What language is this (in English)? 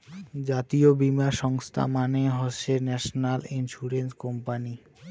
Bangla